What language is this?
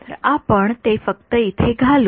Marathi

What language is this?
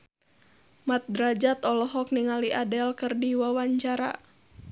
Sundanese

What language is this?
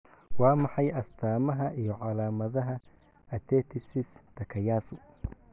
Somali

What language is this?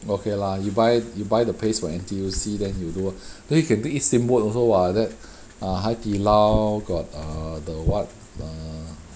English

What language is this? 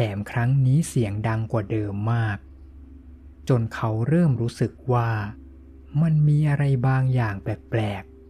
Thai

